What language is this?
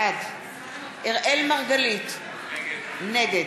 Hebrew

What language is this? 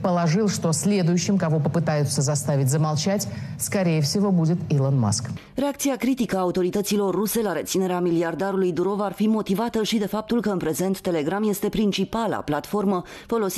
Romanian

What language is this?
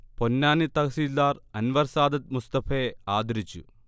Malayalam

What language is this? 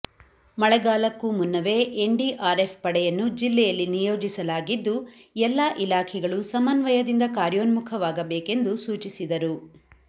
Kannada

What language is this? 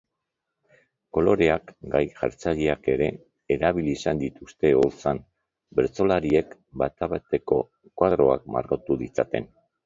Basque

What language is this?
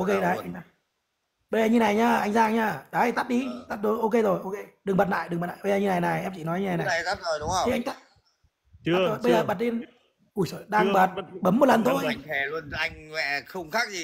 Vietnamese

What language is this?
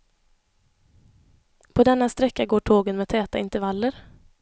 Swedish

